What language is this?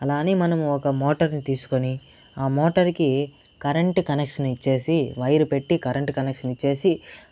Telugu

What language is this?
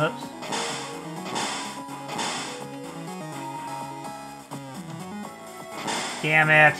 English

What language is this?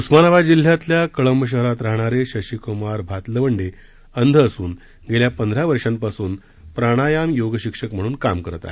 Marathi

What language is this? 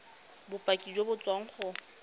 Tswana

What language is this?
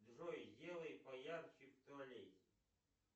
Russian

